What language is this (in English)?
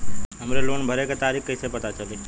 Bhojpuri